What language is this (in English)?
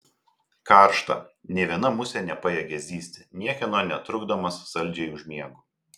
Lithuanian